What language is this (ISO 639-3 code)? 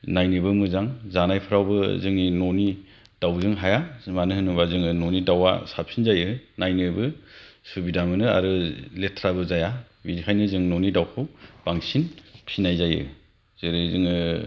brx